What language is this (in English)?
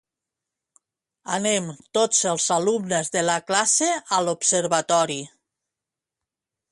Catalan